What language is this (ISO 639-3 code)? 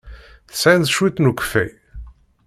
kab